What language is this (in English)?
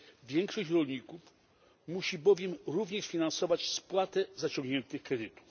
Polish